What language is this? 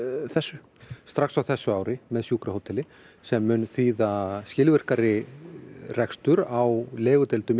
Icelandic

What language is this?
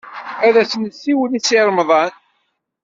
Kabyle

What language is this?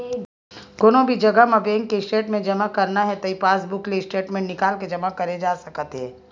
Chhattisgarhi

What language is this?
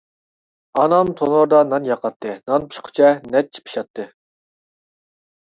Uyghur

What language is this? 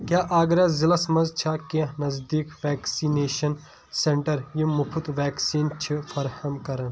Kashmiri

